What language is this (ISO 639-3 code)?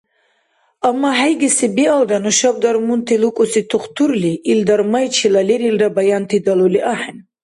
dar